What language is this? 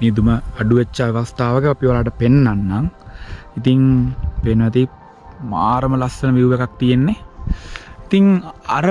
Sinhala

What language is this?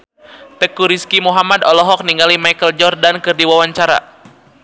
Sundanese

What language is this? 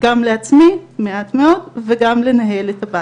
Hebrew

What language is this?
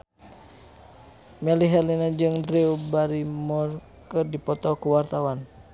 Sundanese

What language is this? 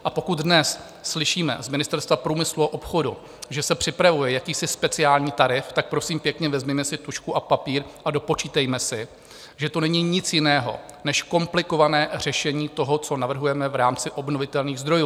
Czech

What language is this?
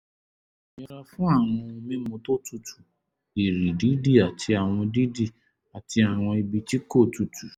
Yoruba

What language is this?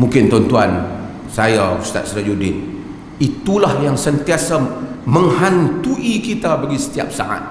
Malay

